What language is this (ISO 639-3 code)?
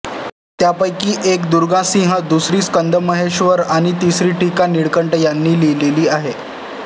mar